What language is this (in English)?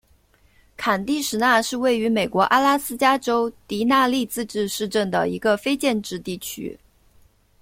Chinese